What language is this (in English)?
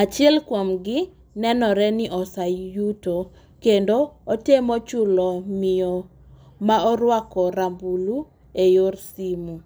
Luo (Kenya and Tanzania)